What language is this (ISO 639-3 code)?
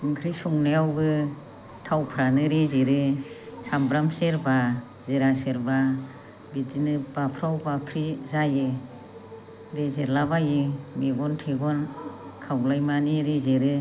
brx